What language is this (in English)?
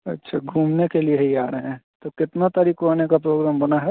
Hindi